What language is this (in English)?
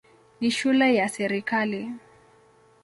Swahili